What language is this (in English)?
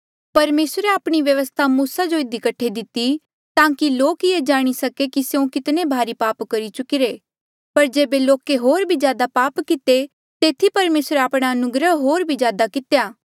Mandeali